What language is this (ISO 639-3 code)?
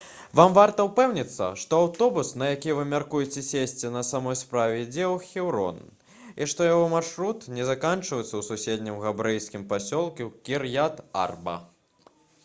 bel